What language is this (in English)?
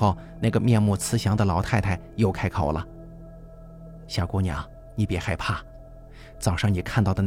Chinese